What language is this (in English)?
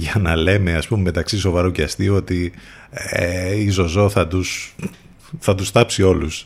Greek